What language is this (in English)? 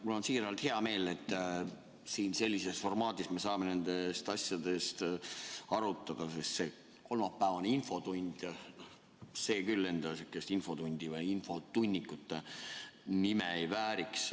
Estonian